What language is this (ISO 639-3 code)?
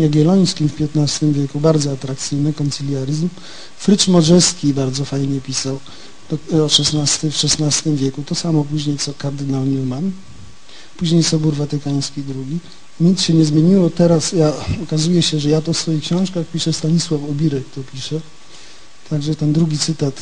pol